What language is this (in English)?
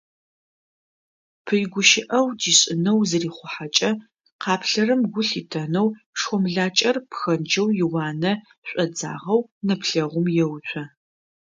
Adyghe